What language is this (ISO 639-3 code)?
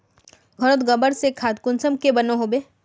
mag